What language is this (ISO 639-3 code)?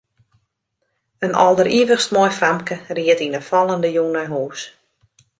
fry